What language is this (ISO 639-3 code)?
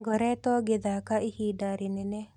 kik